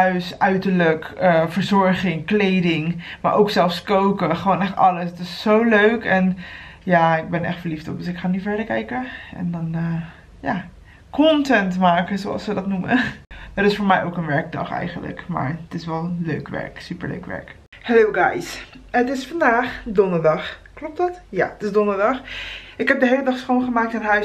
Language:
Dutch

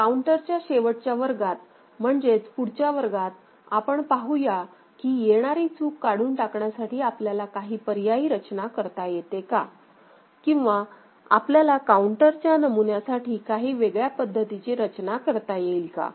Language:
Marathi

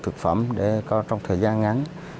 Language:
Vietnamese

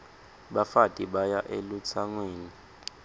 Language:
Swati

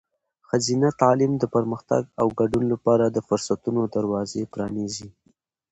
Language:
Pashto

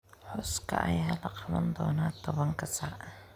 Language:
Somali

